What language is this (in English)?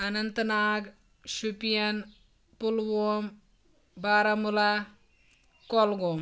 Kashmiri